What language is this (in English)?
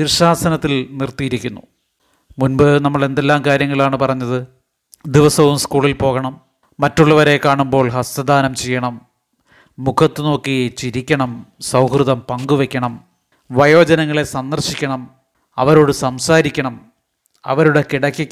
Malayalam